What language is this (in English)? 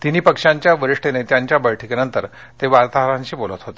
Marathi